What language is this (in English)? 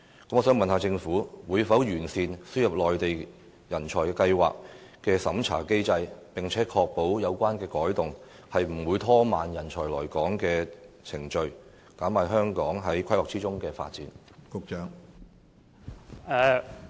Cantonese